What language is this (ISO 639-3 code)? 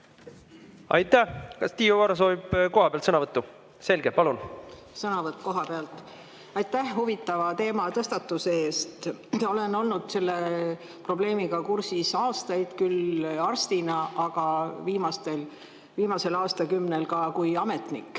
est